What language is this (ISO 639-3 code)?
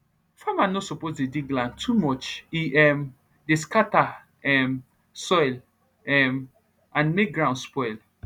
pcm